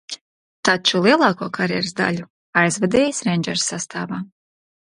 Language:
Latvian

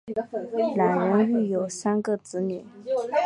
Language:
Chinese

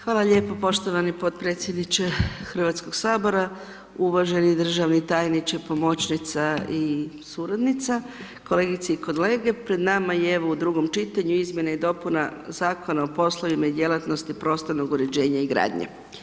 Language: Croatian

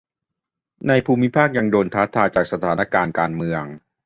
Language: Thai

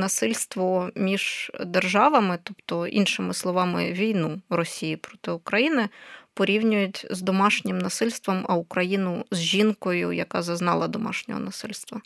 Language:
Ukrainian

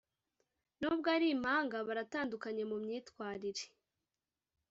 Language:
Kinyarwanda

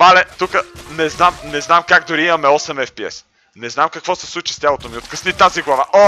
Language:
Bulgarian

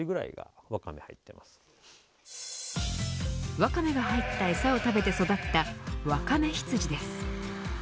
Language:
Japanese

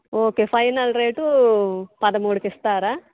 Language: Telugu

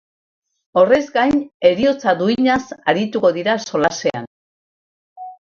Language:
Basque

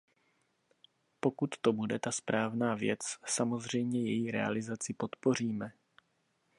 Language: Czech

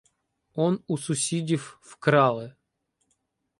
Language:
Ukrainian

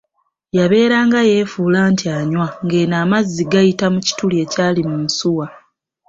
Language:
Ganda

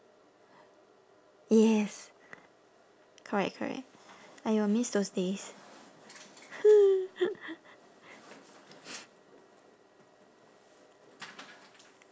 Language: English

